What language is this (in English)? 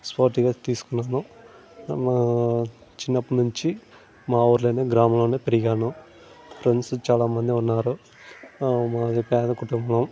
Telugu